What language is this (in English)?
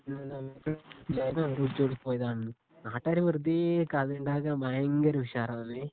Malayalam